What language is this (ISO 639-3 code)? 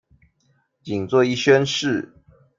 zho